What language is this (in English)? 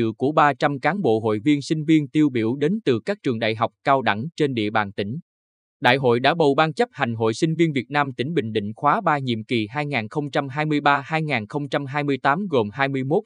Vietnamese